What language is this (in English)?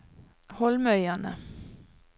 Norwegian